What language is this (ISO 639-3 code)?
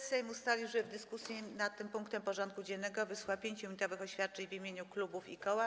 pol